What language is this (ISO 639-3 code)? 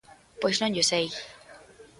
glg